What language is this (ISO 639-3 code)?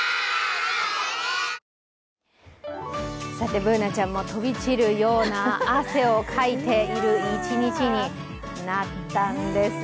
jpn